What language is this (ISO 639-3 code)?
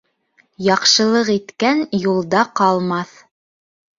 bak